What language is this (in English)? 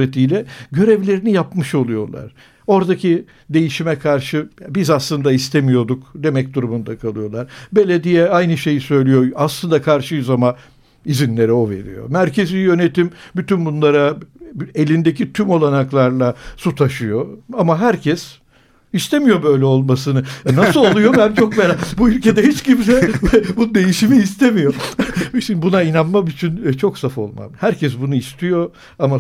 Turkish